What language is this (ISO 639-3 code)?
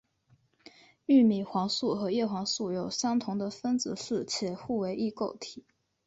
zho